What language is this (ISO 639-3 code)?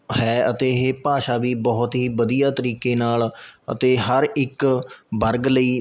pan